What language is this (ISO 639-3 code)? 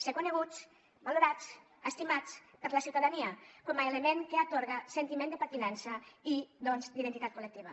cat